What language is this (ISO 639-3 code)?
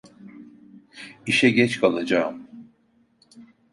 tur